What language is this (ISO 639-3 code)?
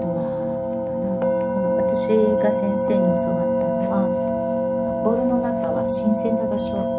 jpn